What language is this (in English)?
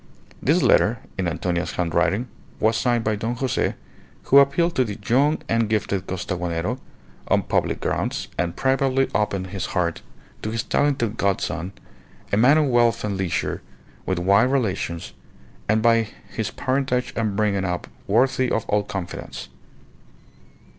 English